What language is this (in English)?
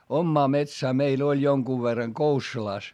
Finnish